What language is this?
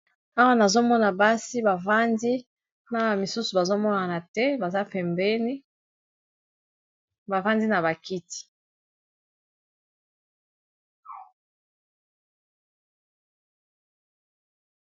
Lingala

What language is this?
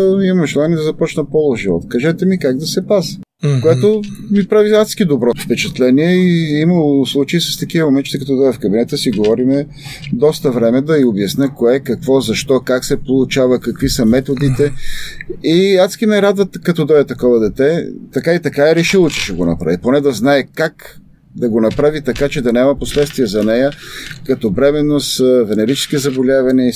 Bulgarian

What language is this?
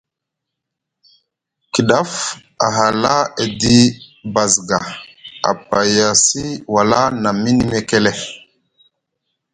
Musgu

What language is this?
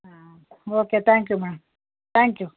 Kannada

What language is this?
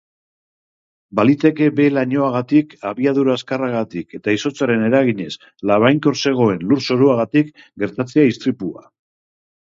Basque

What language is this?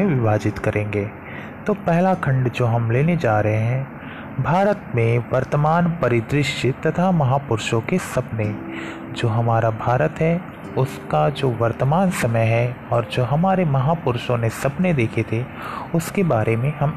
Hindi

